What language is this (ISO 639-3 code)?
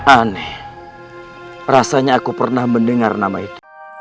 ind